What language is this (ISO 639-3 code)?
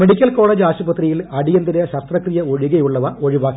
mal